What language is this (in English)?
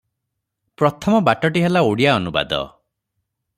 Odia